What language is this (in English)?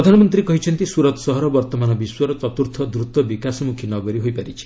Odia